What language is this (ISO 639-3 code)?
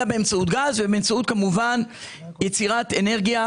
heb